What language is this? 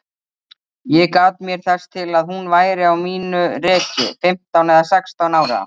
Icelandic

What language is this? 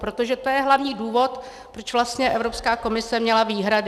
Czech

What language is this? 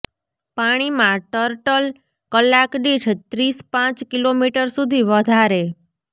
Gujarati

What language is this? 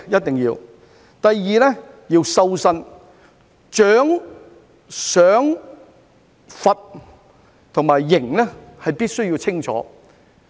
Cantonese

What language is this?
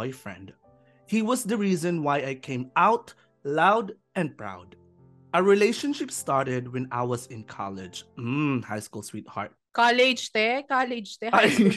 Filipino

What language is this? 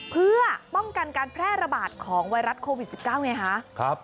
Thai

